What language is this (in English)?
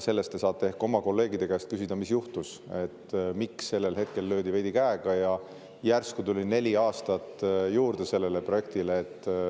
Estonian